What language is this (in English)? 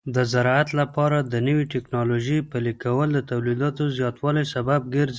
Pashto